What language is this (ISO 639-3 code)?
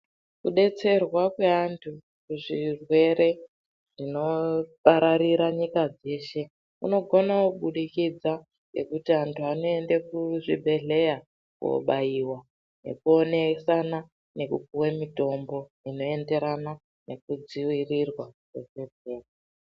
ndc